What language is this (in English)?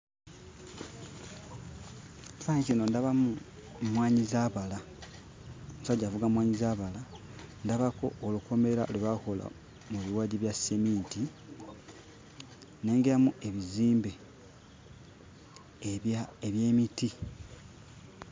Ganda